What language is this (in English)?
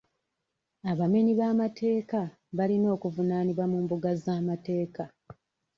Ganda